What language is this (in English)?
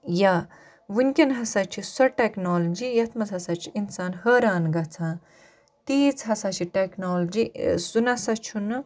Kashmiri